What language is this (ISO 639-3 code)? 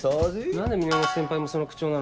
jpn